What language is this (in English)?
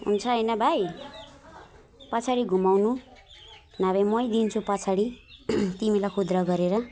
Nepali